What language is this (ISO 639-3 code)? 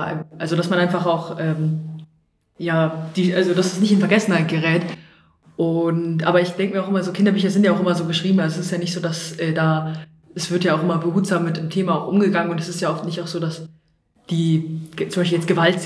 deu